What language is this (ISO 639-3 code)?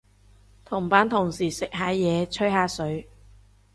yue